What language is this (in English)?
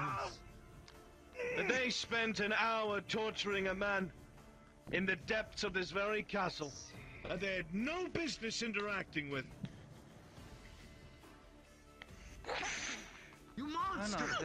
English